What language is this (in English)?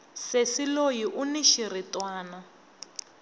Tsonga